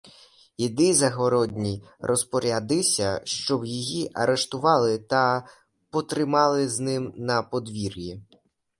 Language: Ukrainian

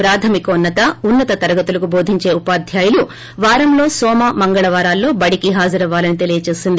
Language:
Telugu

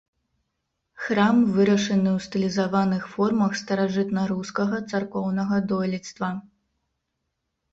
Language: Belarusian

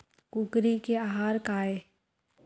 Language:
Chhattisgarhi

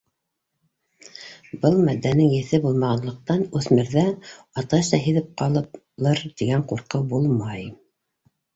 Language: Bashkir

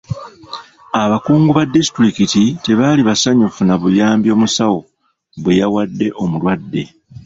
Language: Ganda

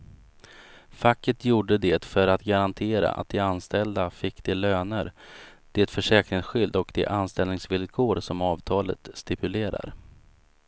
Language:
Swedish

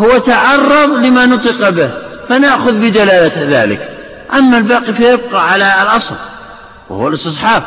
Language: Arabic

